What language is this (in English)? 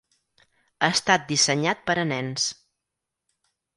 Catalan